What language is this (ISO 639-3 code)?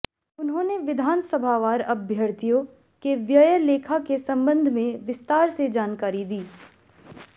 hin